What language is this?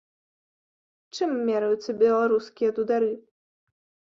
Belarusian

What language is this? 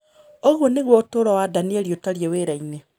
Kikuyu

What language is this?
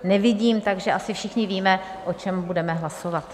Czech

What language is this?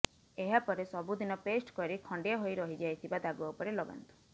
Odia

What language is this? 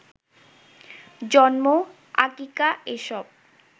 Bangla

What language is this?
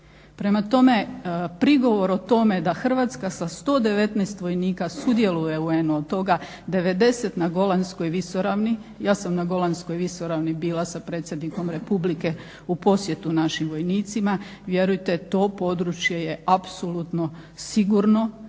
Croatian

